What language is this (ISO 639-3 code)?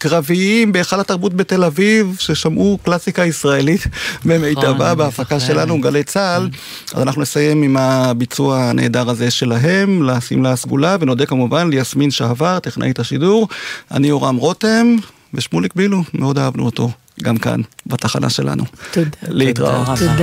heb